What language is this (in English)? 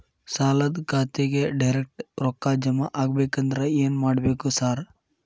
Kannada